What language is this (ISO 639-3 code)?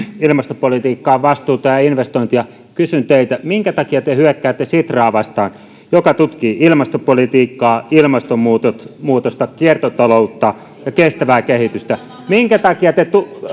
fin